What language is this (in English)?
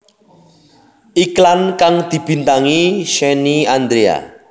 Javanese